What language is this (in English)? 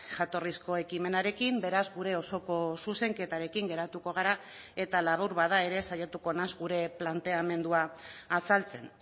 Basque